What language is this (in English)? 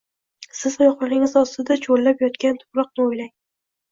Uzbek